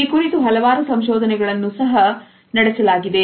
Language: Kannada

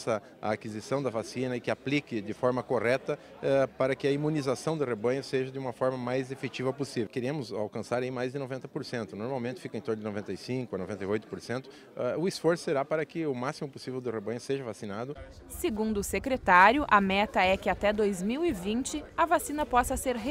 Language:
Portuguese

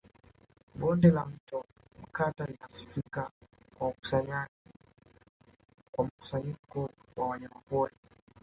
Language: Swahili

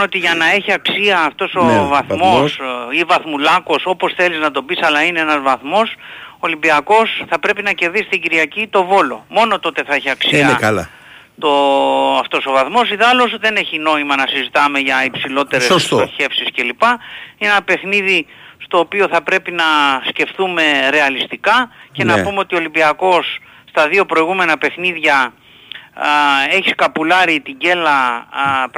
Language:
Greek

